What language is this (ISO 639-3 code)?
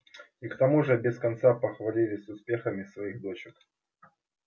rus